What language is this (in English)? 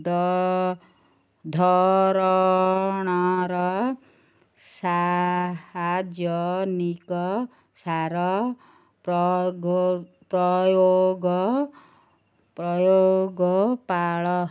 Odia